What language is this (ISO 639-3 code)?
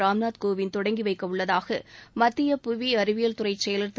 tam